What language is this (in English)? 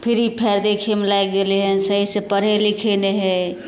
Maithili